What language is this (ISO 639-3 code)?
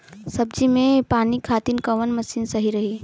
bho